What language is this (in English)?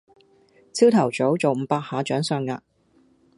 Cantonese